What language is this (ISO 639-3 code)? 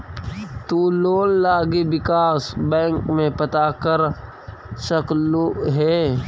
mag